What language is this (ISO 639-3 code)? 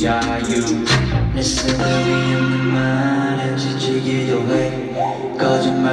kor